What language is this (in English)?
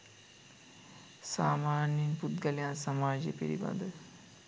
Sinhala